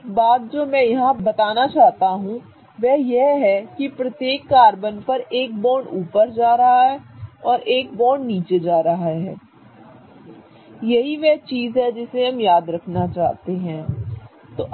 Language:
Hindi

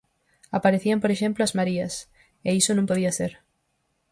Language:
Galician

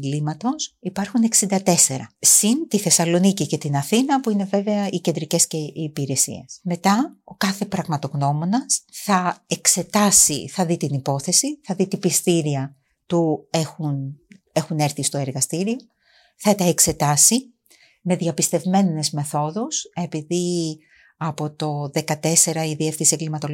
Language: Greek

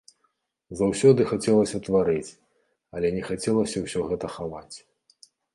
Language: Belarusian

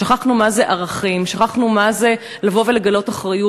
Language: Hebrew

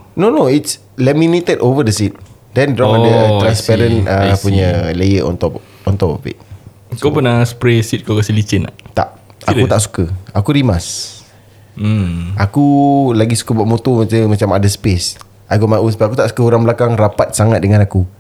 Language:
Malay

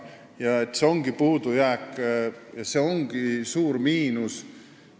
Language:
Estonian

